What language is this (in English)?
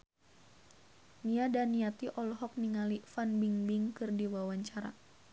Sundanese